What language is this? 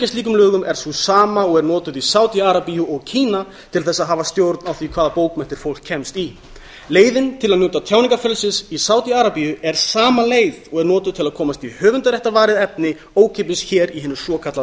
Icelandic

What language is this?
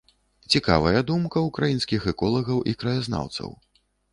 Belarusian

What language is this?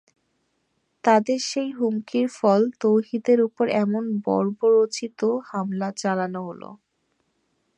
Bangla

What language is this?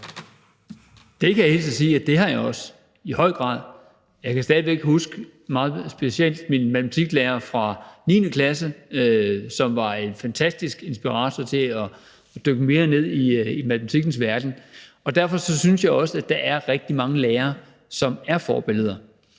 Danish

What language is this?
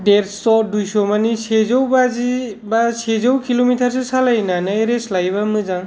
Bodo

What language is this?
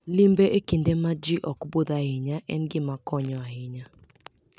Luo (Kenya and Tanzania)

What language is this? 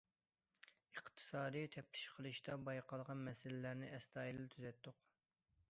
Uyghur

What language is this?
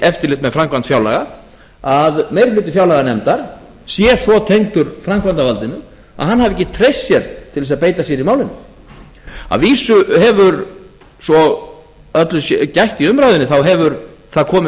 Icelandic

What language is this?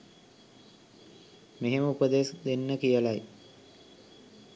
Sinhala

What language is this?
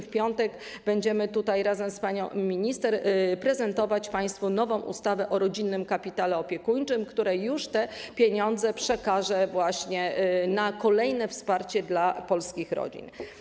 Polish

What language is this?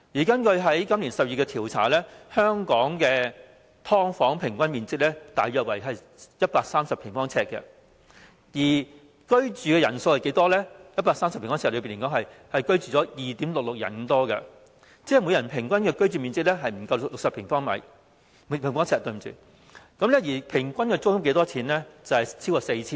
Cantonese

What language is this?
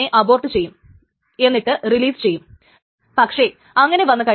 Malayalam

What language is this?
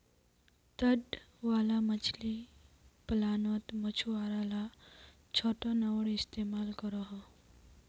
Magahi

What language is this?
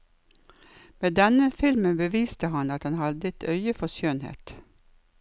Norwegian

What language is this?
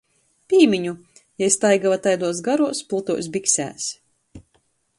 Latgalian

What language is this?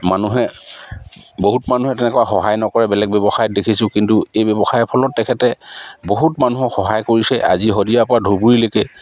Assamese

